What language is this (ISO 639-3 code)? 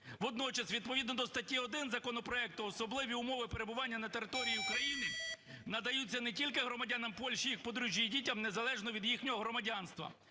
ukr